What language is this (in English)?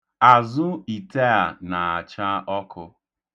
Igbo